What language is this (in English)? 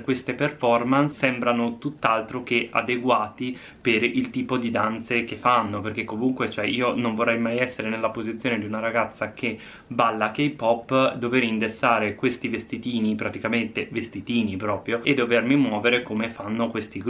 Italian